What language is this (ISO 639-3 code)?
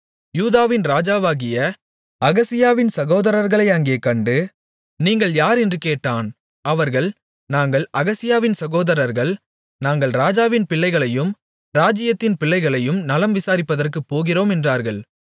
tam